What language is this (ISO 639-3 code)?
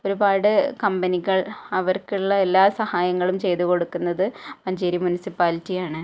mal